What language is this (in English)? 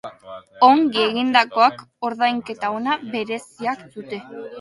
Basque